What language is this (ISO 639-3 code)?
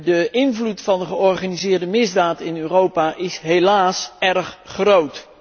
nld